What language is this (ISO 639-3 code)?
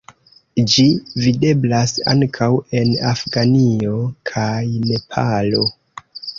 epo